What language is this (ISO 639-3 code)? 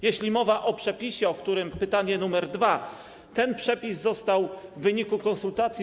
pol